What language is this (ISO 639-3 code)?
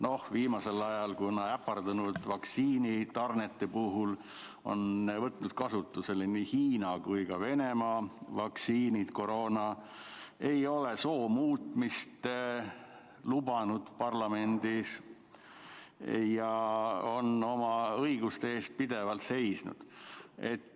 est